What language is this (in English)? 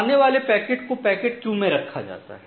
Hindi